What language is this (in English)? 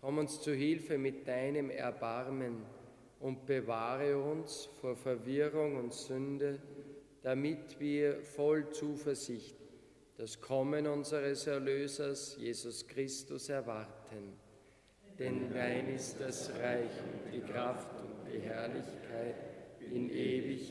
German